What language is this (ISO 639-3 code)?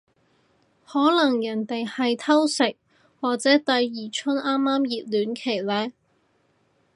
yue